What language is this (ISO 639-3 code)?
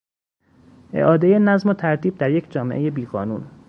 fas